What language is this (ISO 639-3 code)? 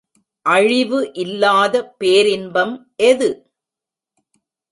tam